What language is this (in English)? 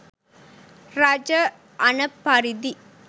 Sinhala